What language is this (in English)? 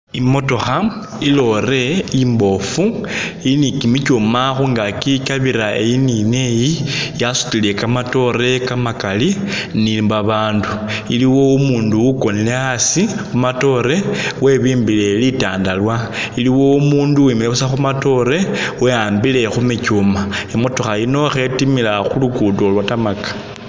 Masaaba